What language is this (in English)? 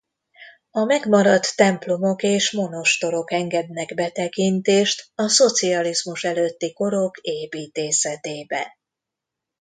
Hungarian